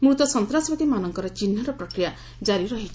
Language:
Odia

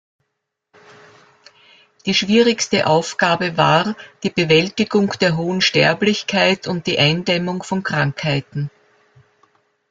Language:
German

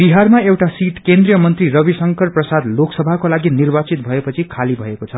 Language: Nepali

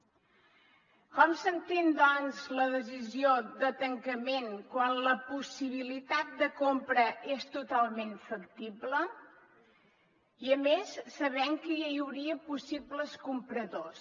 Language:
Catalan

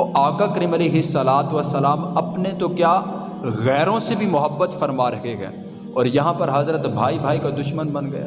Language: Urdu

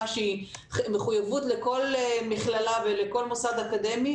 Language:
Hebrew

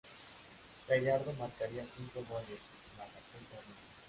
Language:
Spanish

